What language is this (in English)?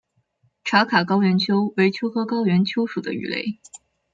Chinese